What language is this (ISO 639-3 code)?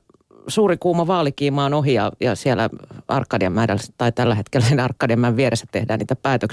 fin